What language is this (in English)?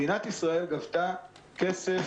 Hebrew